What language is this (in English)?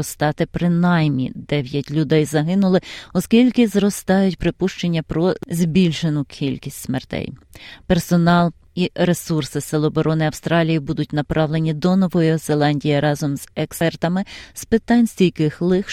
Ukrainian